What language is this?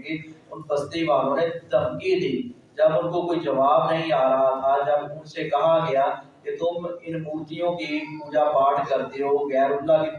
Urdu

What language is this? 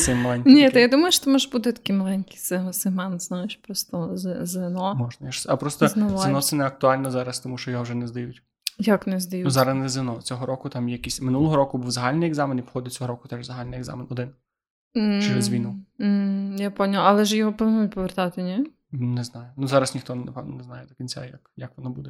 Ukrainian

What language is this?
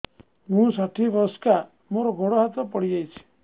Odia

